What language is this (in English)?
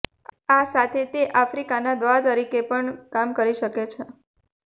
Gujarati